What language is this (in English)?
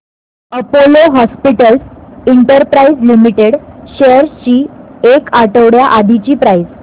Marathi